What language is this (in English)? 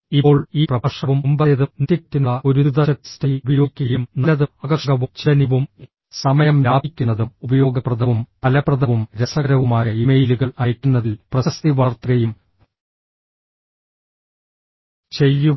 Malayalam